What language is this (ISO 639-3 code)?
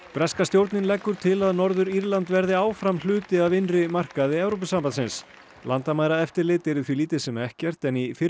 isl